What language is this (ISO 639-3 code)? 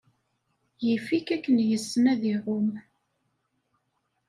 kab